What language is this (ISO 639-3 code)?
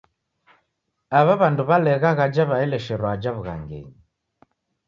dav